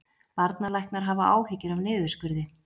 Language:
Icelandic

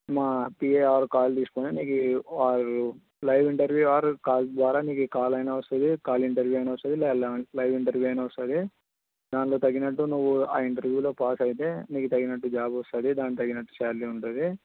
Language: Telugu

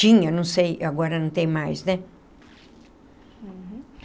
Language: Portuguese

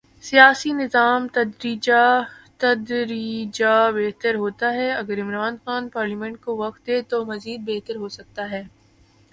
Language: Urdu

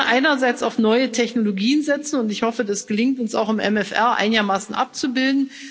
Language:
German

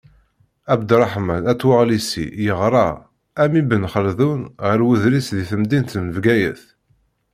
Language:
Kabyle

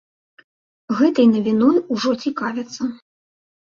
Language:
Belarusian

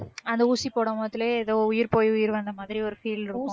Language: Tamil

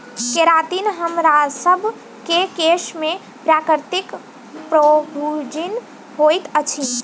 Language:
Maithili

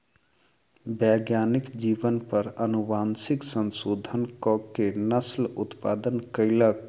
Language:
Maithili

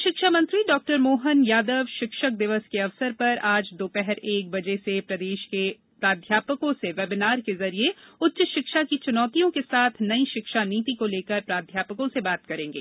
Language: Hindi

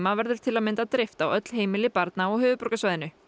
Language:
Icelandic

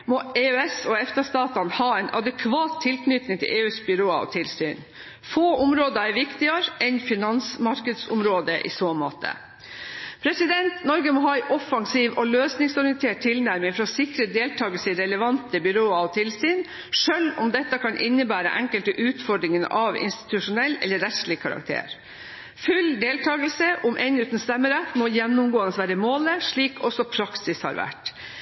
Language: Norwegian Bokmål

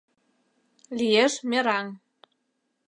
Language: Mari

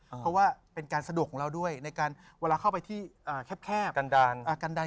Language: Thai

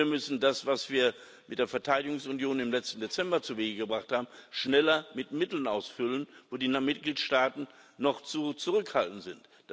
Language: German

